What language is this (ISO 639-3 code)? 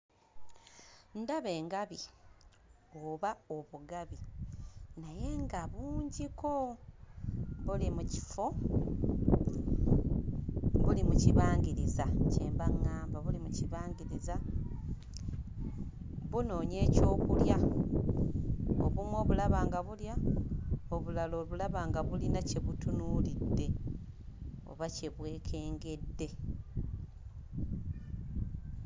lug